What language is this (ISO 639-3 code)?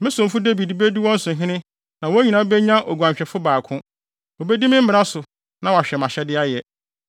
aka